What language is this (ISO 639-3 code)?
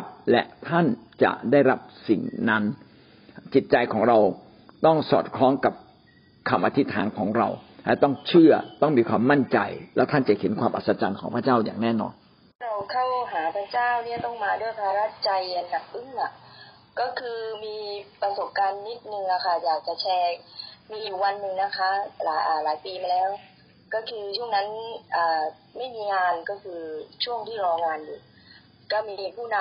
tha